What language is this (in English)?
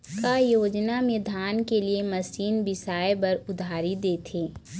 Chhattisgarhi